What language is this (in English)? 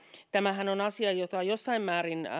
Finnish